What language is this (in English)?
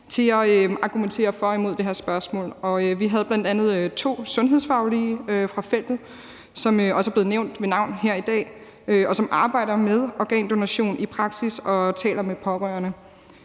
Danish